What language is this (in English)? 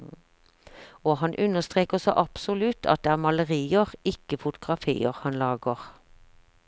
Norwegian